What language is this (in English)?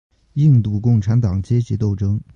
Chinese